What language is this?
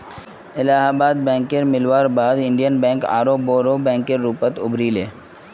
Magahi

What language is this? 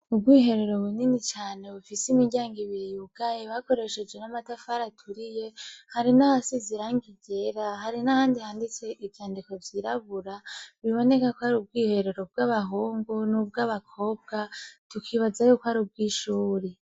Rundi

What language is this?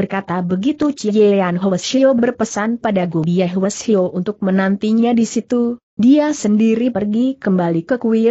Indonesian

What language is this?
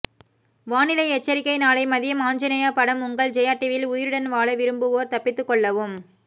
Tamil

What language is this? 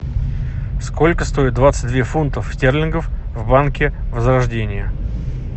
Russian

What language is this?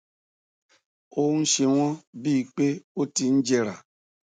Yoruba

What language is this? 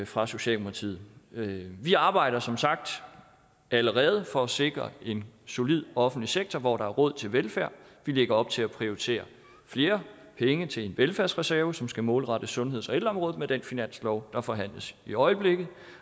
Danish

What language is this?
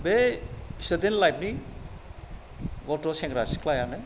Bodo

